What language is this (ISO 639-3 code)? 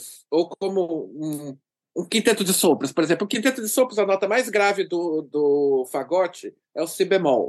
por